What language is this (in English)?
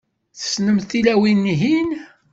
Kabyle